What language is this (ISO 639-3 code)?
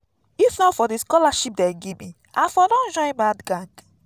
pcm